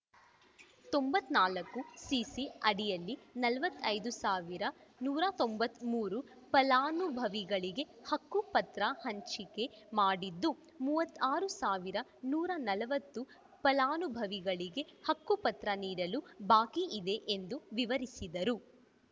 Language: Kannada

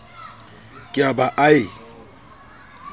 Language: Southern Sotho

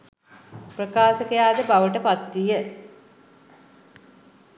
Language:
Sinhala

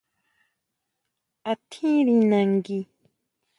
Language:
Huautla Mazatec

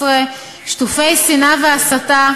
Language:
Hebrew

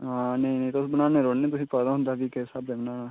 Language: Dogri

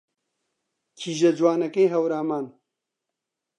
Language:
Central Kurdish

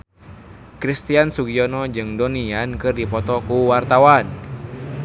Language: Sundanese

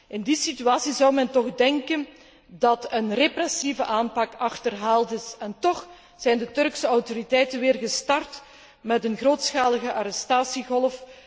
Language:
Dutch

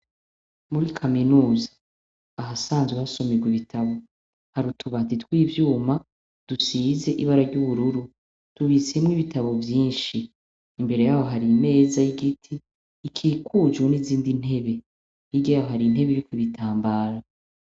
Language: Rundi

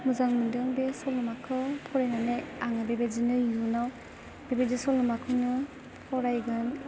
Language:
Bodo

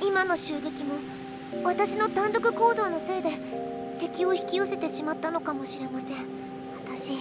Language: Japanese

